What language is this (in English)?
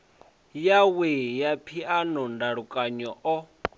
Venda